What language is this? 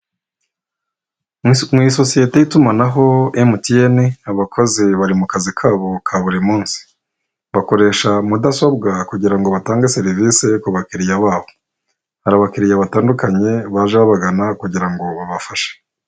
Kinyarwanda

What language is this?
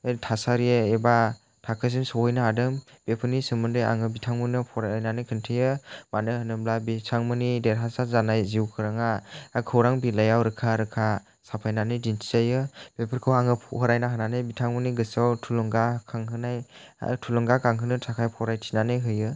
Bodo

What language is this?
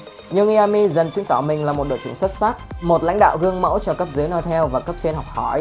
Vietnamese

